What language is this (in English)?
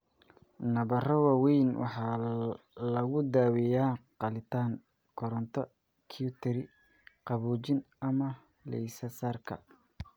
Somali